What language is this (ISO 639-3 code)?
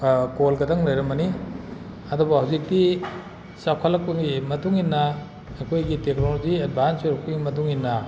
mni